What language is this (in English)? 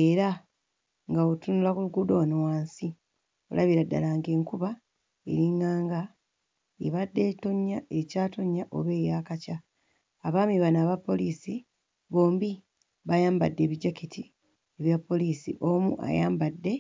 Ganda